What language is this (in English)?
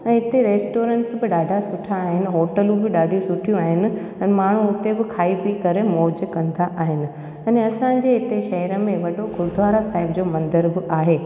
Sindhi